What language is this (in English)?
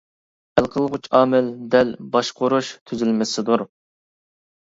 Uyghur